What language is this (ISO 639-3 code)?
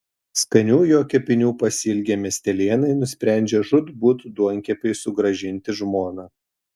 lit